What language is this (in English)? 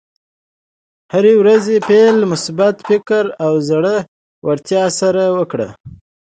Pashto